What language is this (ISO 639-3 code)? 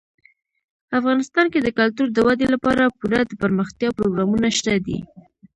pus